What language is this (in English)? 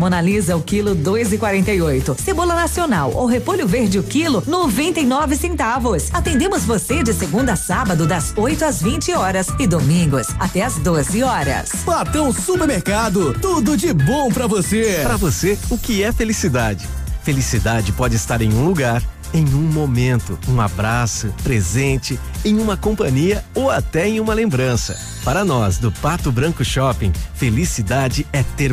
Portuguese